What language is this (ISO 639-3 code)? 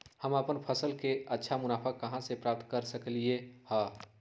mag